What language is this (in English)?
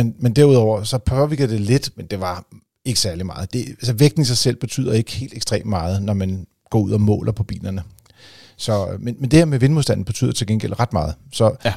Danish